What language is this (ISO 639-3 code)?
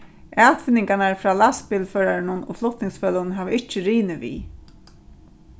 fao